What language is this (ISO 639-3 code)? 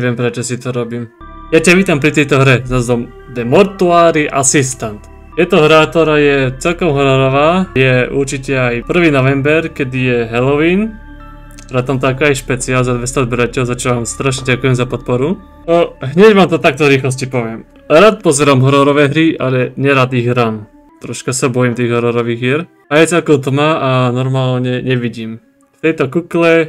pol